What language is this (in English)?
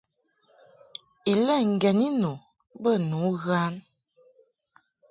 Mungaka